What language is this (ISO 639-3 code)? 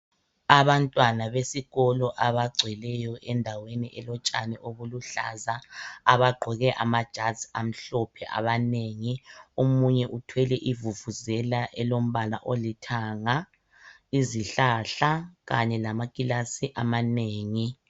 nde